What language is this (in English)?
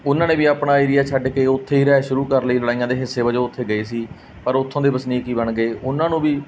Punjabi